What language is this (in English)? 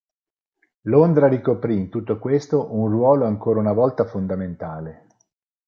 Italian